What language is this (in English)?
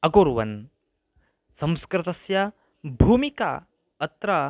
Sanskrit